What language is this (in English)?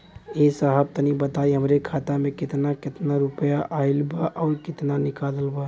Bhojpuri